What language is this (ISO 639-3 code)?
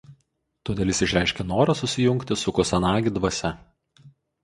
lit